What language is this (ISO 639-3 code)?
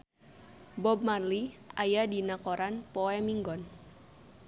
sun